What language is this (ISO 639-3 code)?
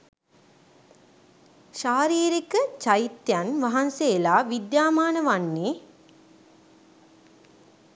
sin